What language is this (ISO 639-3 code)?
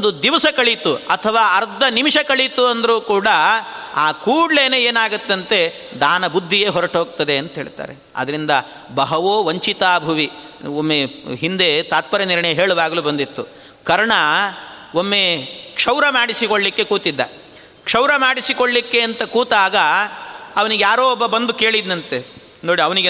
kan